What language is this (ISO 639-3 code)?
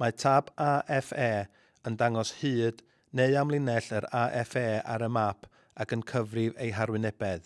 cym